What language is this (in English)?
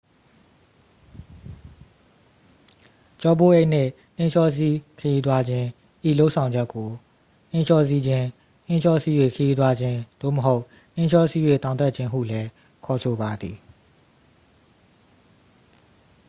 Burmese